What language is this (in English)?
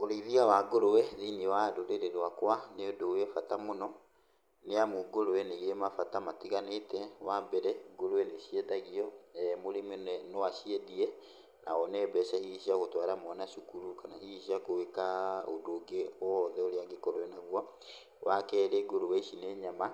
Kikuyu